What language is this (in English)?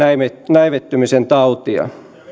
Finnish